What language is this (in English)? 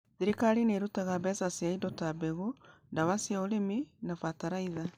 Kikuyu